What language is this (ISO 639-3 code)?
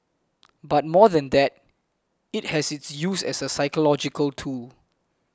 eng